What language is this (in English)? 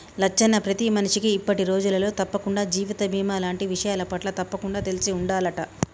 Telugu